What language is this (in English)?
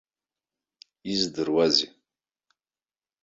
Abkhazian